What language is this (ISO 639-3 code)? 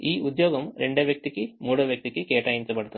tel